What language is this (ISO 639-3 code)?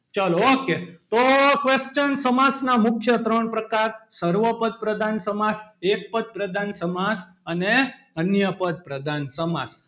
guj